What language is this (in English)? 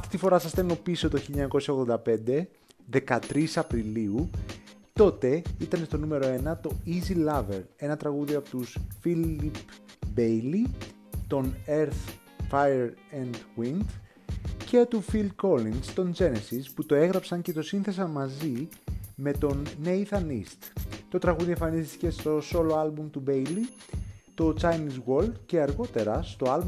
Greek